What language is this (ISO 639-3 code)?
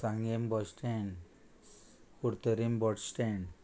kok